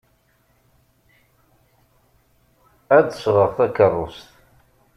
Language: Kabyle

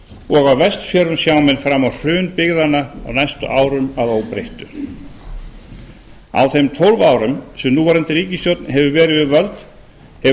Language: Icelandic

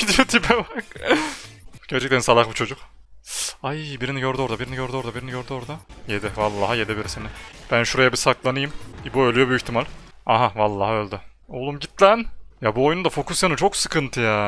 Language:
Turkish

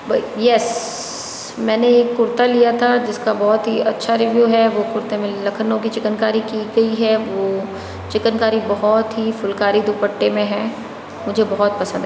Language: Hindi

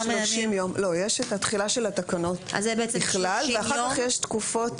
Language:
Hebrew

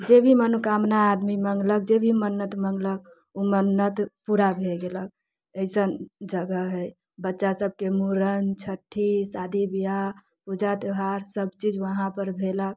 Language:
Maithili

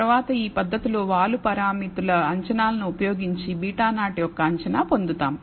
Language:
Telugu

